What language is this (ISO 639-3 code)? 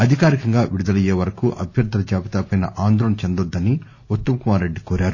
tel